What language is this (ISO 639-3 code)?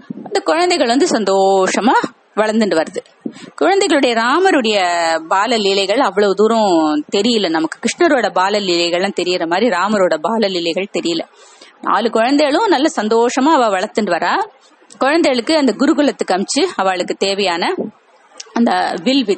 tam